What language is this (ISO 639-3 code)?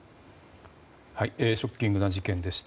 jpn